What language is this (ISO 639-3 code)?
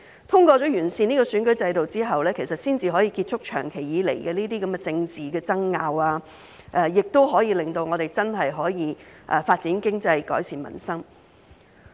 yue